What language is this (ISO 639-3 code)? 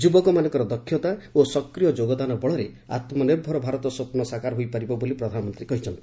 ori